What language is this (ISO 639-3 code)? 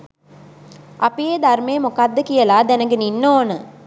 sin